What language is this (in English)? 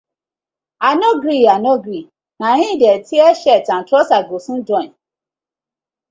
Nigerian Pidgin